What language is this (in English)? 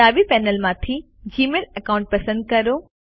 Gujarati